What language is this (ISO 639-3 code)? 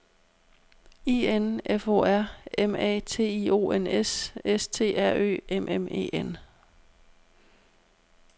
dan